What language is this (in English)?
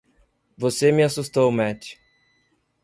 Portuguese